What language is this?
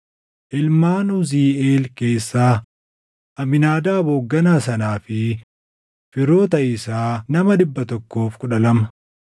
Oromo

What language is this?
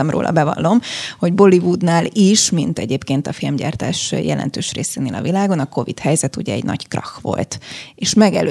Hungarian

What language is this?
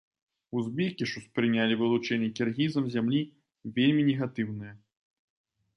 Belarusian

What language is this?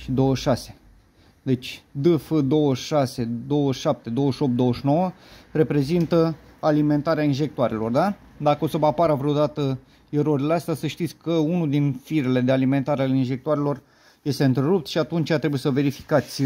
Romanian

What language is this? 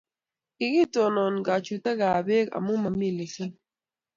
Kalenjin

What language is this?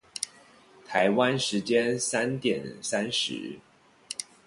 Chinese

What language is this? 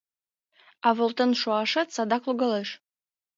Mari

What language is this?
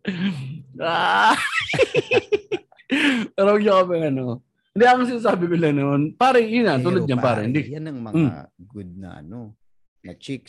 Filipino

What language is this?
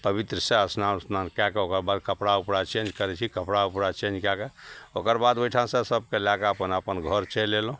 Maithili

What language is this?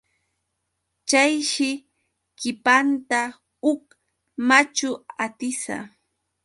Yauyos Quechua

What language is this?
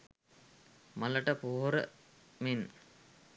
Sinhala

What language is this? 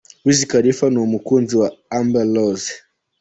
Kinyarwanda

